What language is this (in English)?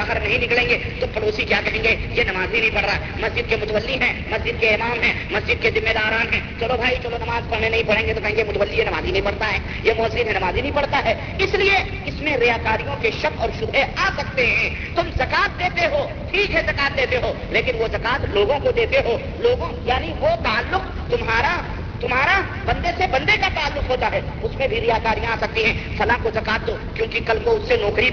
Urdu